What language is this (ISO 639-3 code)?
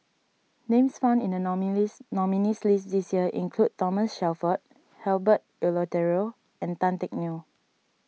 eng